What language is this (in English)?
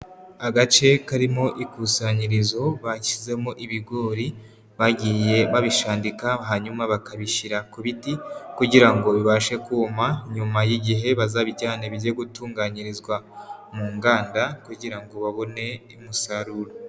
Kinyarwanda